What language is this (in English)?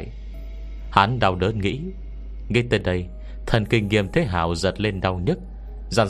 Vietnamese